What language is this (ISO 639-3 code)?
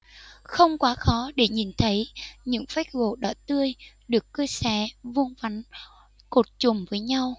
vie